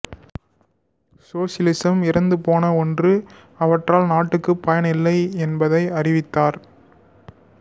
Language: Tamil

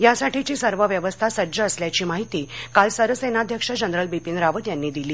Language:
Marathi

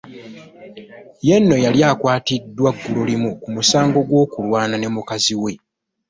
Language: Ganda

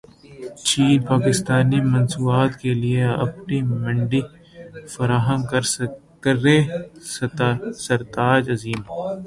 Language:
Urdu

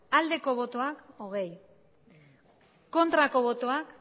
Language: Basque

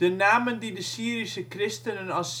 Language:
Dutch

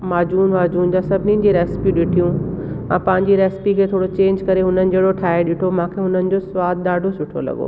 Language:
Sindhi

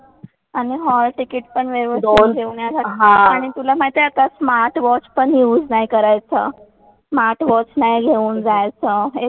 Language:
Marathi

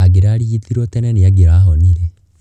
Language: Kikuyu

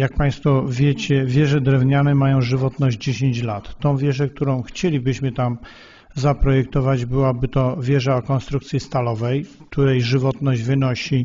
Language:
Polish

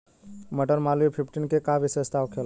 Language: Bhojpuri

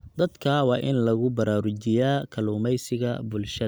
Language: Somali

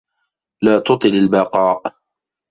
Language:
Arabic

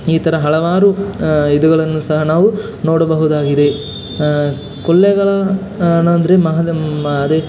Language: Kannada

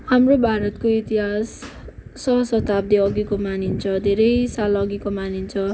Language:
Nepali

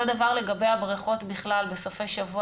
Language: Hebrew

